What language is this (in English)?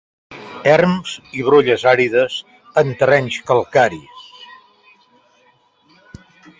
Catalan